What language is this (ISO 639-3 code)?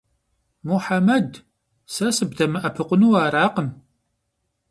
kbd